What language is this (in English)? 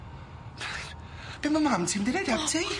Welsh